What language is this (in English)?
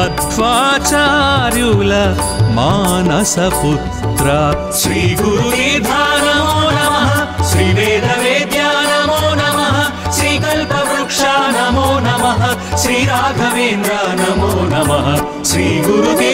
Romanian